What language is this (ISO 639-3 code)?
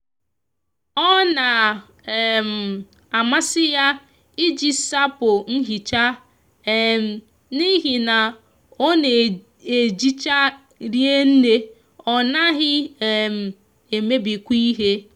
ibo